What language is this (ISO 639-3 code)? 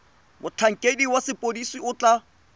tsn